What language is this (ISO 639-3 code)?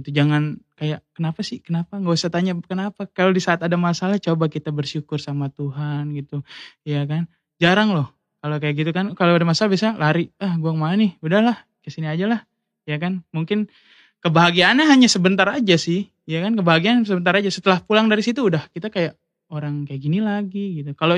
ind